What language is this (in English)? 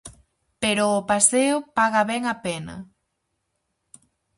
Galician